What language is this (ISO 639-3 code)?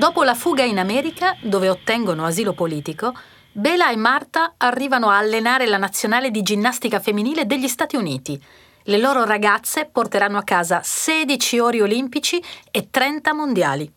ita